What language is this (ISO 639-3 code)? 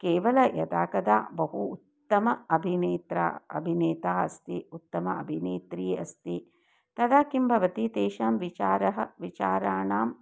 san